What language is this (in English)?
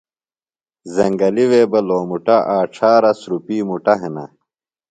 Phalura